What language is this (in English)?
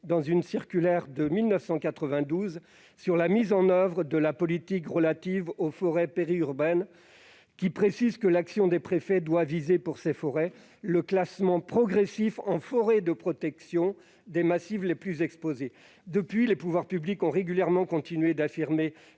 French